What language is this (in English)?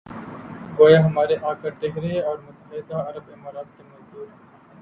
Urdu